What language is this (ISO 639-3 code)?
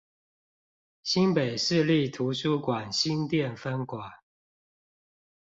zho